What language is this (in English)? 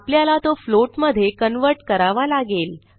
Marathi